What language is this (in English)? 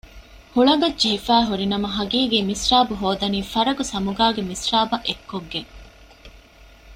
Divehi